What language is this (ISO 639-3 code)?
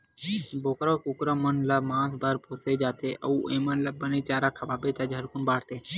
hne